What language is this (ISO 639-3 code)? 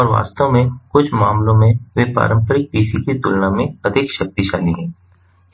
hin